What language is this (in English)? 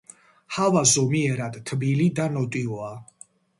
Georgian